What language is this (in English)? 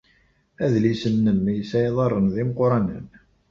Kabyle